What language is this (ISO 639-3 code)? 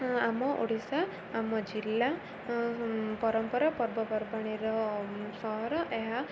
ori